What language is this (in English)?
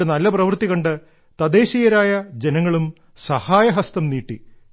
Malayalam